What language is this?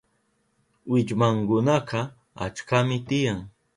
Southern Pastaza Quechua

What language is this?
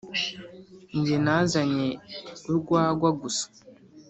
Kinyarwanda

